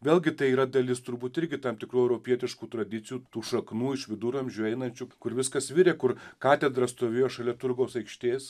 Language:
Lithuanian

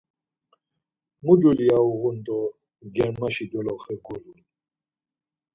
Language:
Laz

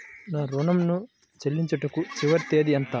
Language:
Telugu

